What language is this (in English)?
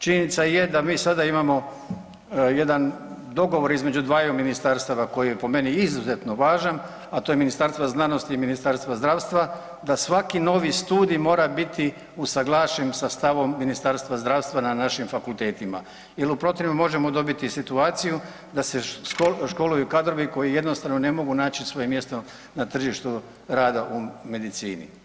Croatian